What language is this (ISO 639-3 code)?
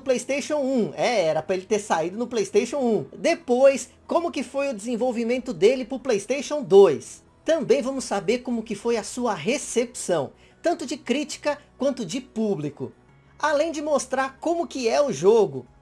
por